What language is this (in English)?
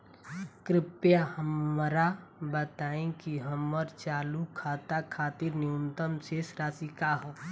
Bhojpuri